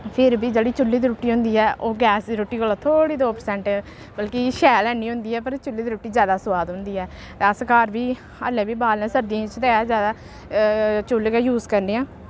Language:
Dogri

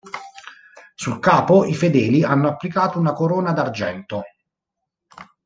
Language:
Italian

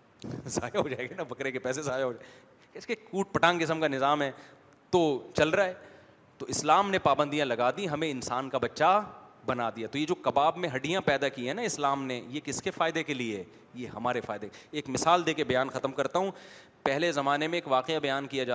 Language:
Urdu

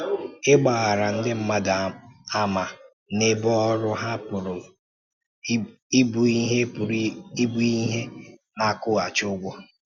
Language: Igbo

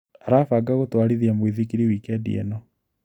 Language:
Kikuyu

